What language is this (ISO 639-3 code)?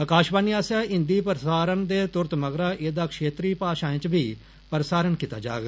doi